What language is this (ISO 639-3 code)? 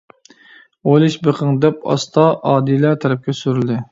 uig